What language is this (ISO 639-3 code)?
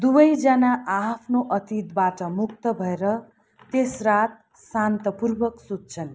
nep